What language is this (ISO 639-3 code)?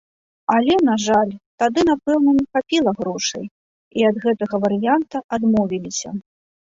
bel